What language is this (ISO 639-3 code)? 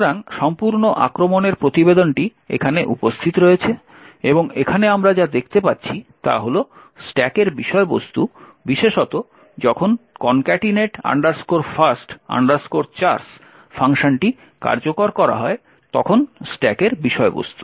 ben